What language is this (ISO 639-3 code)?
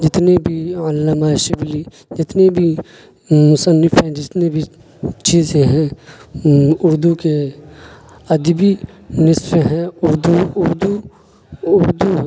urd